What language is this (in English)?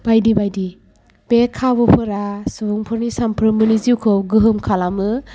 Bodo